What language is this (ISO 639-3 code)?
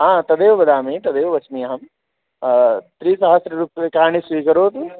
san